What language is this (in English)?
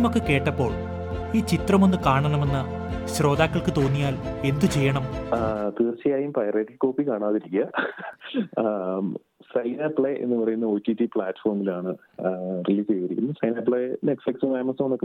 Malayalam